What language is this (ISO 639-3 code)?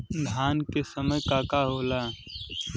bho